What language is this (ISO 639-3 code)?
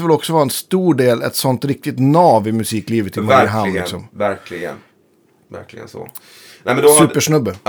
swe